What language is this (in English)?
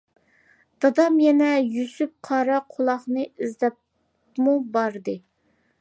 Uyghur